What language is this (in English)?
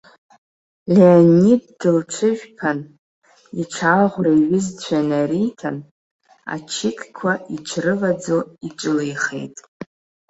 Abkhazian